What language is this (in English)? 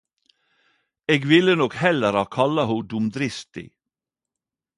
Norwegian Nynorsk